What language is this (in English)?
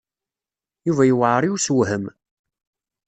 Kabyle